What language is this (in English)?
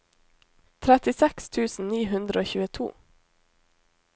Norwegian